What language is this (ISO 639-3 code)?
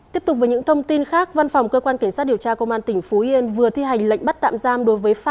vie